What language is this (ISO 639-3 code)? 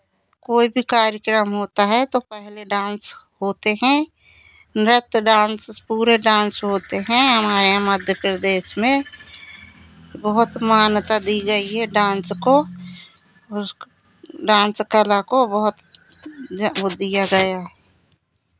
hin